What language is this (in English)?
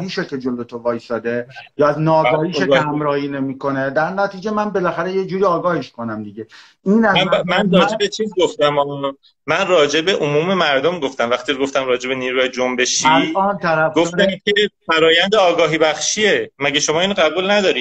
Persian